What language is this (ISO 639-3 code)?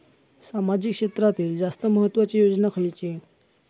mar